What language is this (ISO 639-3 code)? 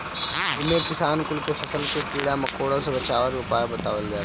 bho